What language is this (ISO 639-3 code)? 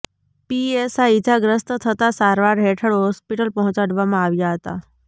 guj